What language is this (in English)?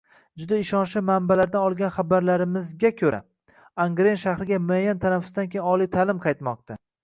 Uzbek